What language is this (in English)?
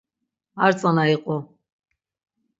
Laz